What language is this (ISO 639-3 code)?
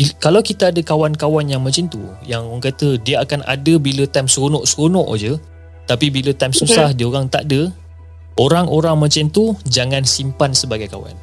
msa